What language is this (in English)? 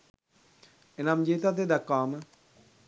Sinhala